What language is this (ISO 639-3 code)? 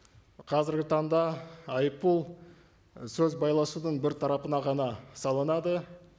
kaz